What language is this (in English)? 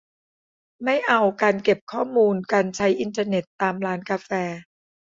Thai